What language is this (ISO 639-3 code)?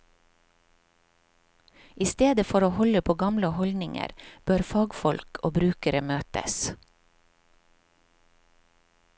nor